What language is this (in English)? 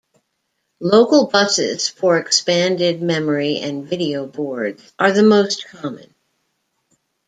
English